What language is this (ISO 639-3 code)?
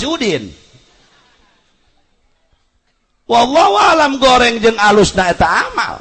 ind